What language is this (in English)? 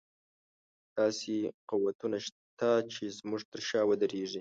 Pashto